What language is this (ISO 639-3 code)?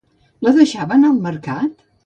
cat